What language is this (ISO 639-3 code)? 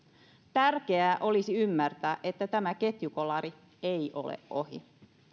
fin